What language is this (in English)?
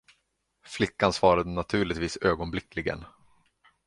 Swedish